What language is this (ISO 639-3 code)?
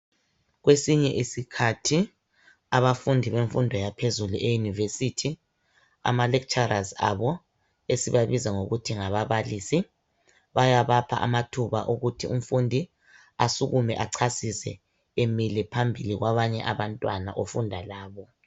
nde